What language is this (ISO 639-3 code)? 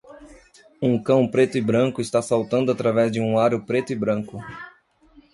por